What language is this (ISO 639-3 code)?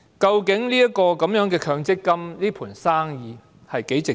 yue